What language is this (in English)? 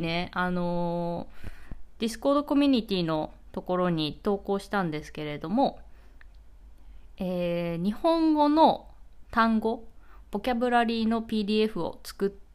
Japanese